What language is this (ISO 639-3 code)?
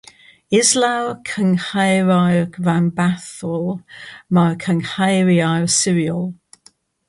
cym